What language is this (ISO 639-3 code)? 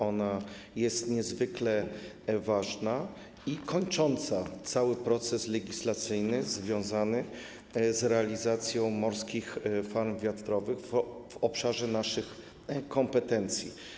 pol